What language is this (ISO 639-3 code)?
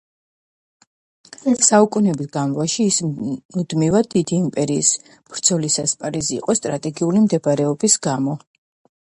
kat